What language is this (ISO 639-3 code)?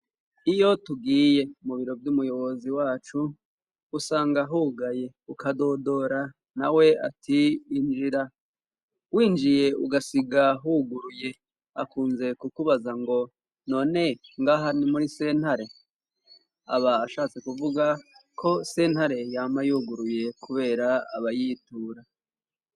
run